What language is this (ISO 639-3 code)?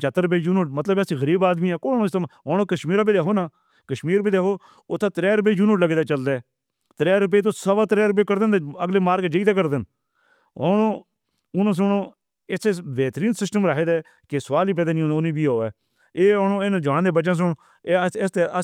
hno